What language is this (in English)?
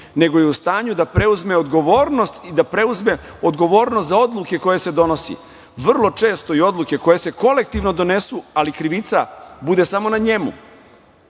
Serbian